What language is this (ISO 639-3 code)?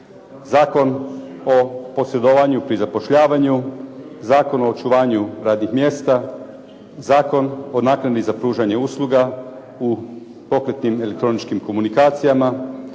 hrv